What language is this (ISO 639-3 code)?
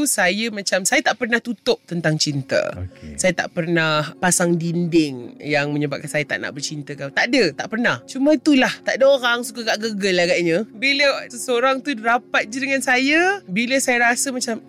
msa